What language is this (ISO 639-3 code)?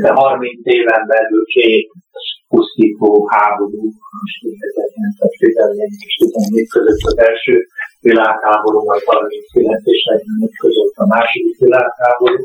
hun